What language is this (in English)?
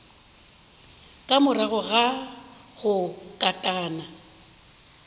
Northern Sotho